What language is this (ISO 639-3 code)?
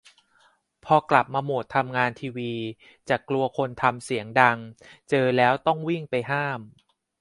tha